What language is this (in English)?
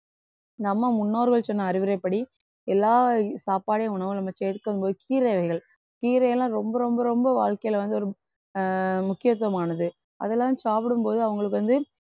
Tamil